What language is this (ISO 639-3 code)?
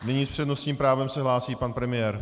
ces